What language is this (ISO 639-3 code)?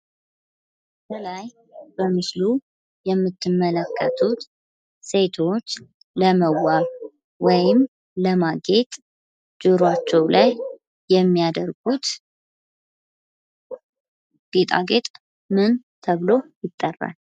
amh